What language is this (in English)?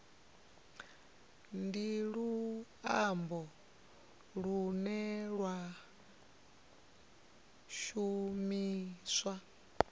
Venda